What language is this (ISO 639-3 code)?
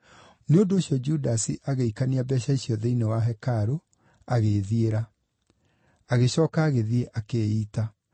kik